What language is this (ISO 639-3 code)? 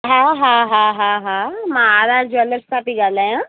snd